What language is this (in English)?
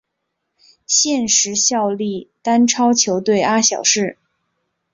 Chinese